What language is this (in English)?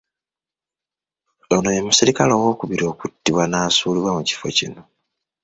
Ganda